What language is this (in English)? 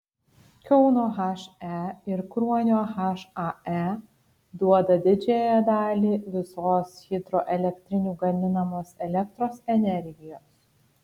Lithuanian